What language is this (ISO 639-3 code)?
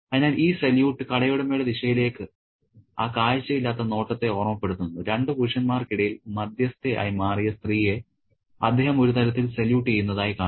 mal